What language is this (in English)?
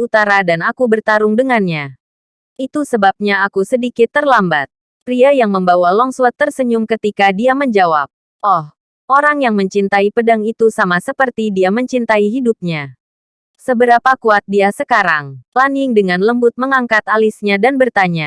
Indonesian